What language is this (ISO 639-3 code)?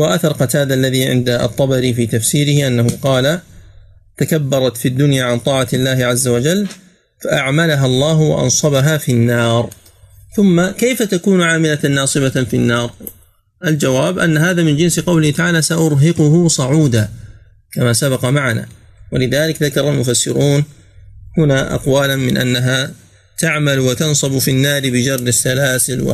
ara